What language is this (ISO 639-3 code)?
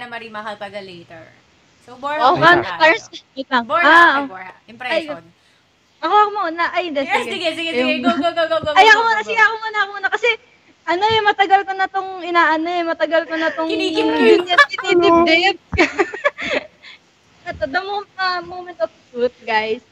fil